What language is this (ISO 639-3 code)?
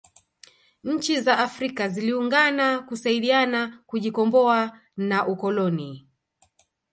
swa